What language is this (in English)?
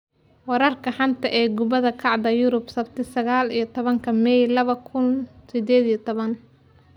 Somali